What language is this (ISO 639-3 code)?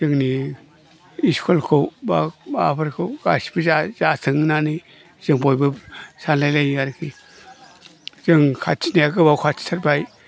brx